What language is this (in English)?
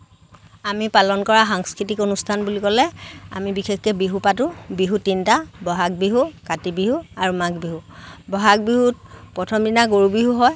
Assamese